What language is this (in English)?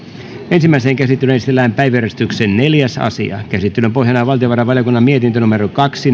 Finnish